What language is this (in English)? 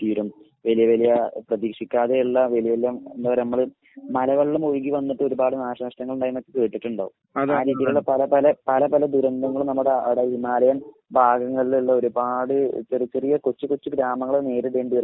Malayalam